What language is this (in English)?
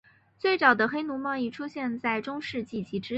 Chinese